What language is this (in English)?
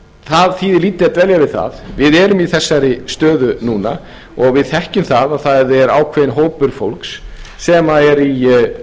Icelandic